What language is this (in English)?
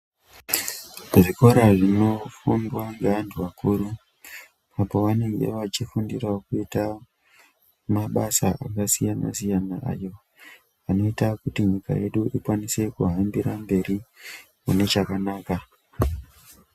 Ndau